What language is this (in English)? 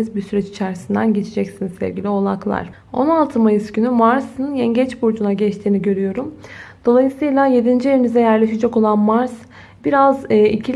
Turkish